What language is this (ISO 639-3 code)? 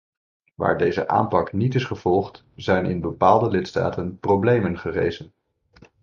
nld